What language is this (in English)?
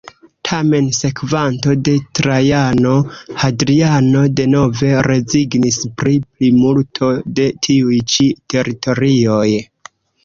Esperanto